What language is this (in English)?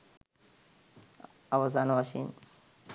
Sinhala